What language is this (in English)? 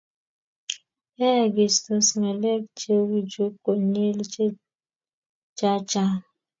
Kalenjin